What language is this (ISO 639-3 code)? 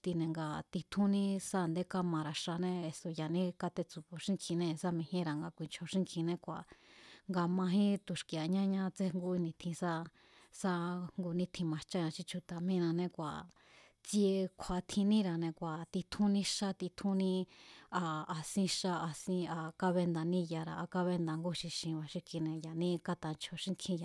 vmz